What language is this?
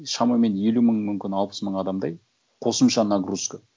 Kazakh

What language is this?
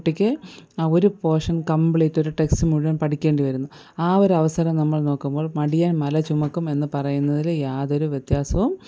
Malayalam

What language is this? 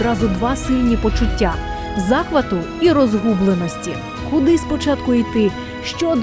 Ukrainian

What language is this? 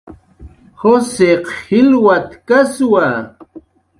Jaqaru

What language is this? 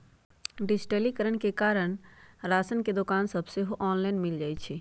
Magahi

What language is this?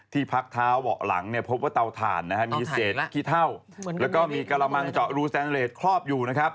Thai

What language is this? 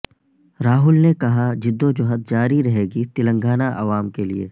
Urdu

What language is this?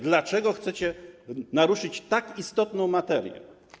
Polish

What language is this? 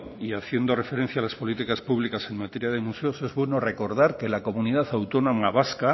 Spanish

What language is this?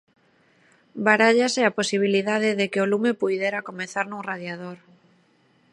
Galician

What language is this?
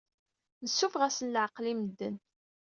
Kabyle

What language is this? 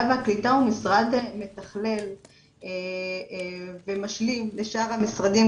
Hebrew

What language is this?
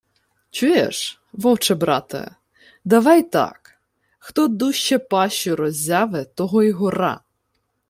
Ukrainian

